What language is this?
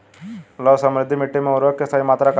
Bhojpuri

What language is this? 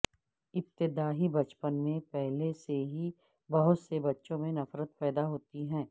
Urdu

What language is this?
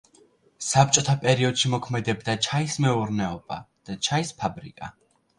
Georgian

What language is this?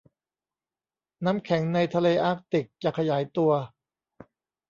Thai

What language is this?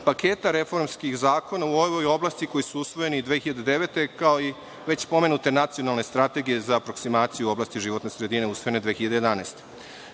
Serbian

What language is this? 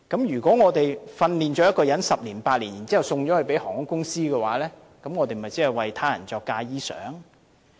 Cantonese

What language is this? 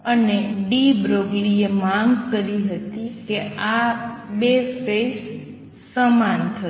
Gujarati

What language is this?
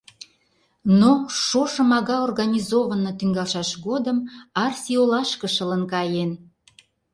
Mari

